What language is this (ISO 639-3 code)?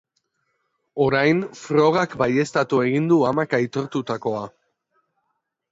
eus